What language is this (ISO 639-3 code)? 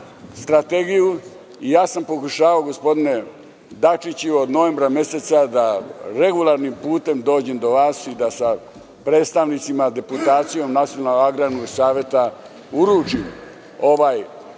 srp